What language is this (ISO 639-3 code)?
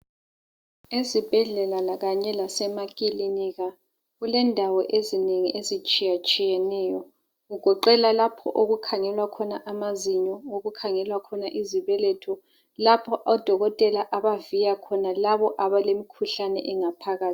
nde